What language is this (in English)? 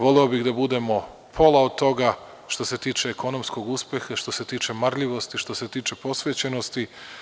Serbian